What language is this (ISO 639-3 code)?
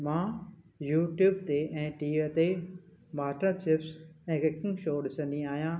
snd